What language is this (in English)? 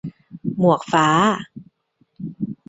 Thai